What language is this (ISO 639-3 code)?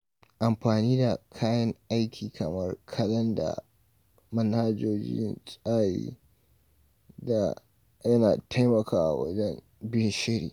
hau